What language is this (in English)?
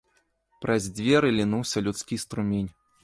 Belarusian